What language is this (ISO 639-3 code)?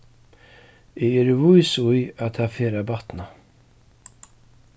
fao